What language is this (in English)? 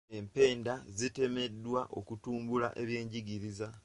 Ganda